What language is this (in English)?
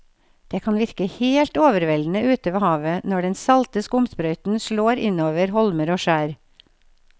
Norwegian